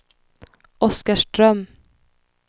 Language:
Swedish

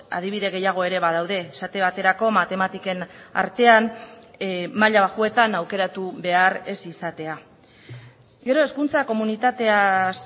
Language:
Basque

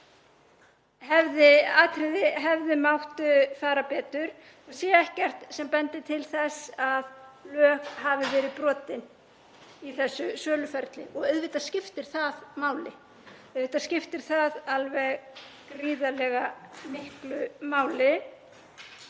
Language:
Icelandic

